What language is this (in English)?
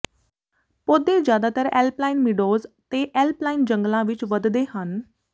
Punjabi